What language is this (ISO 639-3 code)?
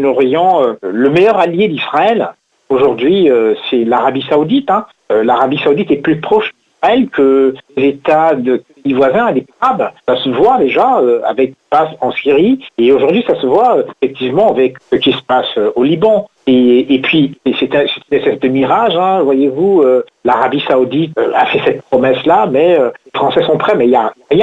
fra